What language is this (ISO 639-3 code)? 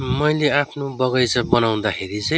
nep